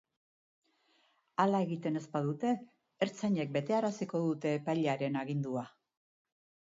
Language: Basque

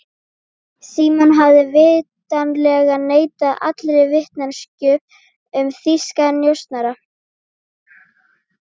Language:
Icelandic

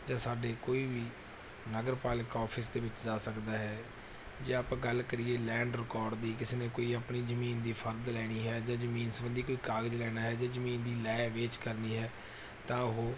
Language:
Punjabi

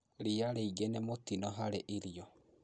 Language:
Kikuyu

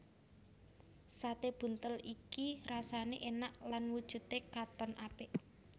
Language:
Javanese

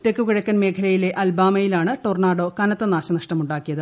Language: Malayalam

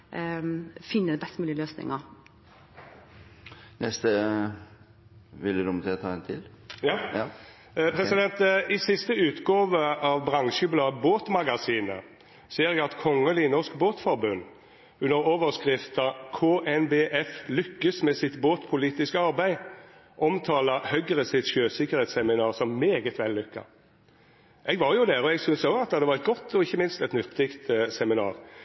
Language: Norwegian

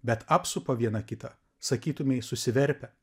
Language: Lithuanian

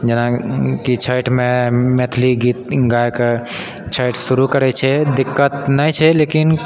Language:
Maithili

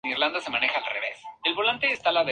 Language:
Spanish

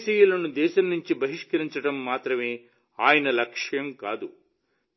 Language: Telugu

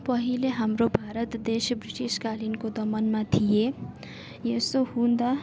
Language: Nepali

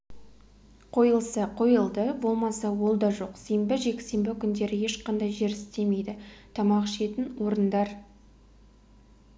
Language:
Kazakh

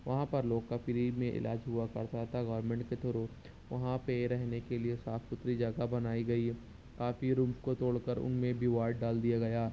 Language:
Urdu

